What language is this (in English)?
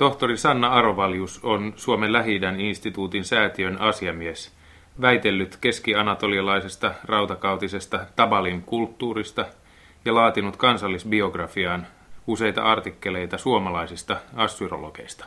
Finnish